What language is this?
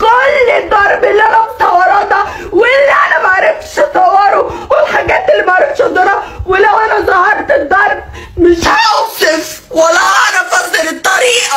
Arabic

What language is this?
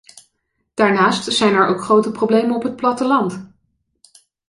Dutch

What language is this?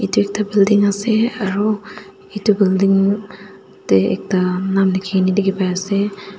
Naga Pidgin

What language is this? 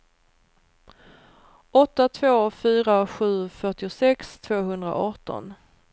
Swedish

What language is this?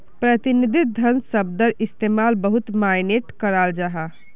Magahi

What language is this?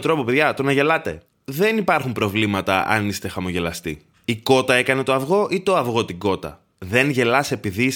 Greek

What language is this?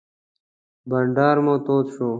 Pashto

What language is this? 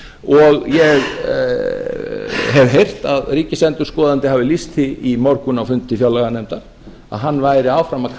Icelandic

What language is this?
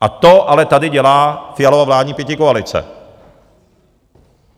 Czech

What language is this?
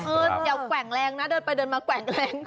Thai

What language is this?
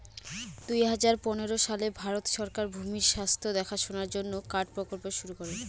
Bangla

